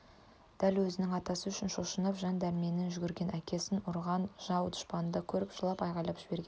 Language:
Kazakh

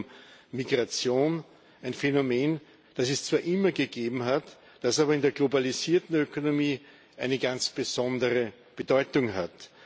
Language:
German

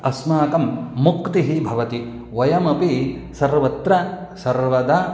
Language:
Sanskrit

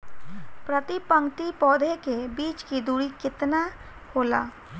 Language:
Bhojpuri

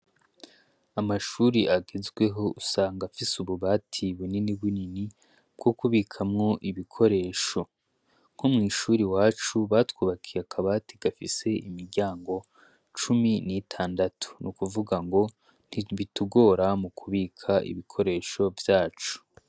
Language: Rundi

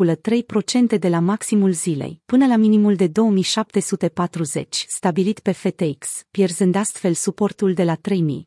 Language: Romanian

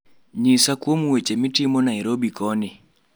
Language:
Luo (Kenya and Tanzania)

